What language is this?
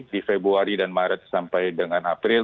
Indonesian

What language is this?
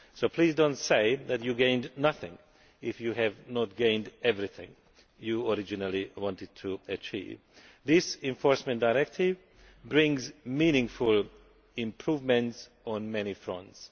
English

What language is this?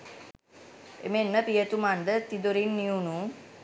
Sinhala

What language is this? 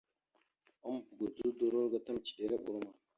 Mada (Cameroon)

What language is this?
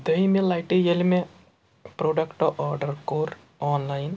Kashmiri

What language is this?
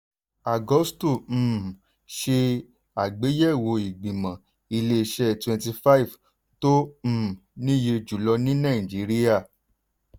Yoruba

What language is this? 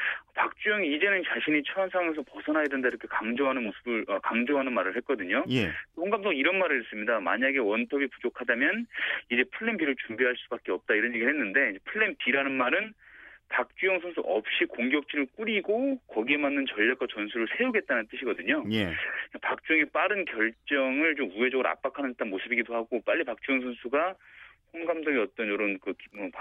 Korean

